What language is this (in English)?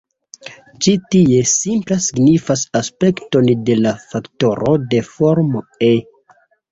Esperanto